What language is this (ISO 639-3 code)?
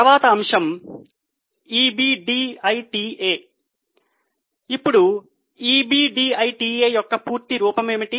tel